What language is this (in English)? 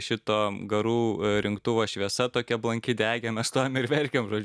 Lithuanian